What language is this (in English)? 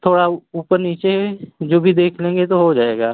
Hindi